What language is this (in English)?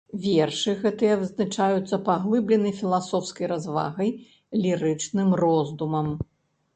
Belarusian